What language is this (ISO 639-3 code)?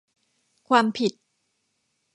tha